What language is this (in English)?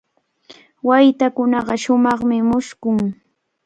Cajatambo North Lima Quechua